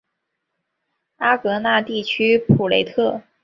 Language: Chinese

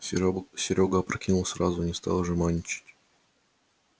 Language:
Russian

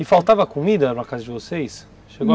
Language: Portuguese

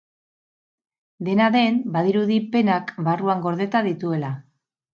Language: Basque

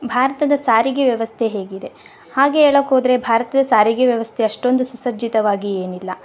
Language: Kannada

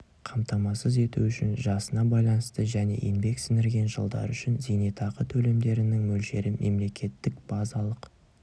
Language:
Kazakh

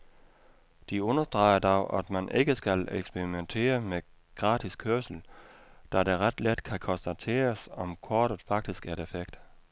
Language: Danish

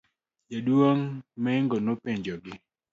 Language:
Luo (Kenya and Tanzania)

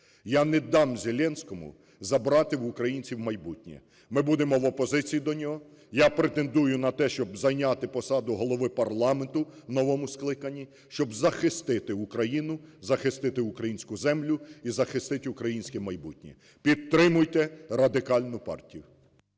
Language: Ukrainian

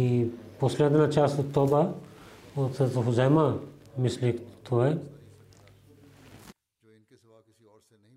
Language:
Bulgarian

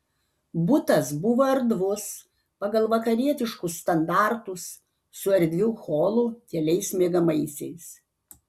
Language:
Lithuanian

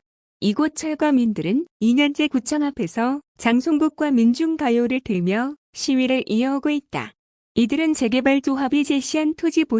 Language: Korean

